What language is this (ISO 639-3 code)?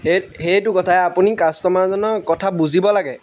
asm